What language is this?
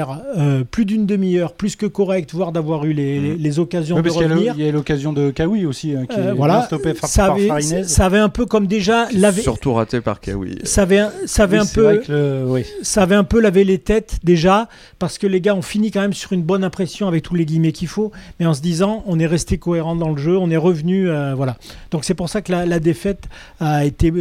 French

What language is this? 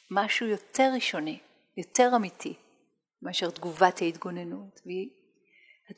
Hebrew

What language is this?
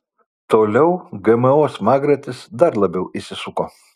Lithuanian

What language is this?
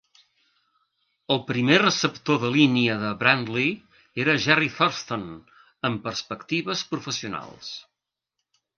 Catalan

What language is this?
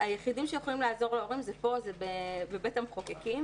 Hebrew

